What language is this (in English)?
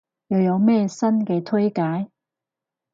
Cantonese